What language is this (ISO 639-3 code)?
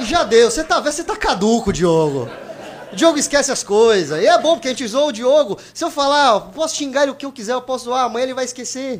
por